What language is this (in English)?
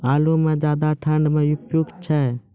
Maithili